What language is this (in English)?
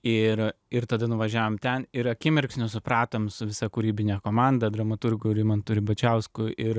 Lithuanian